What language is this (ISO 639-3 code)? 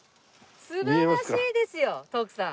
jpn